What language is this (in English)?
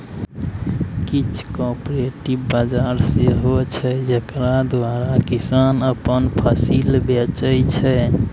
Maithili